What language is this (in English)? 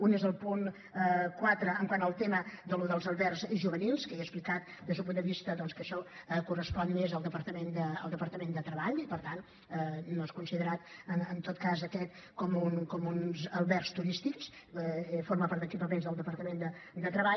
Catalan